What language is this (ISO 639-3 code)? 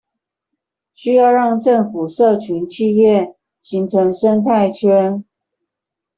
zho